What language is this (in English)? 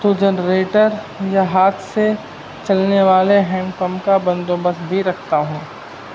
Urdu